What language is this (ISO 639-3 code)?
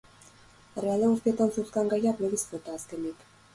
eus